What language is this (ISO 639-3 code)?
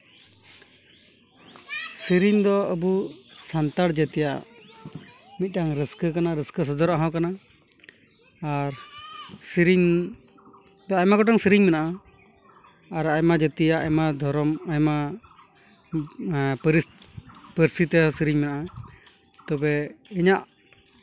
sat